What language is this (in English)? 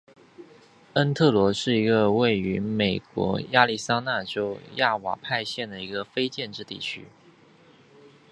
Chinese